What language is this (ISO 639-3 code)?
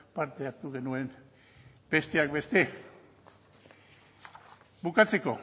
eus